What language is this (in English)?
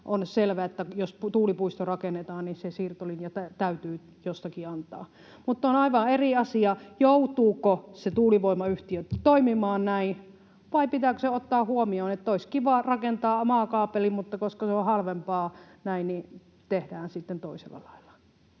Finnish